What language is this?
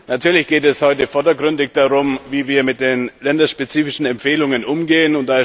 German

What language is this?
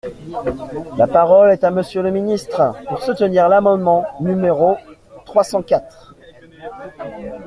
French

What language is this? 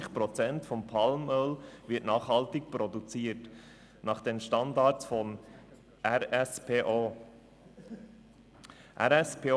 Swiss German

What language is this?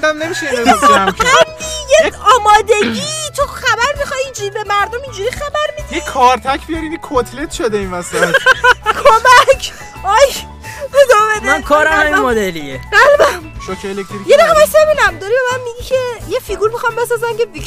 Persian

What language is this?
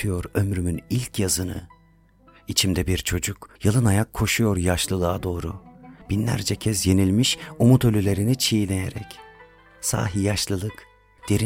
Turkish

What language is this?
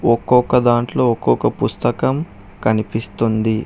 Telugu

